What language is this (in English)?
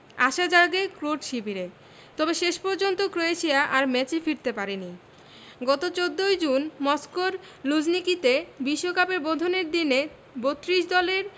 Bangla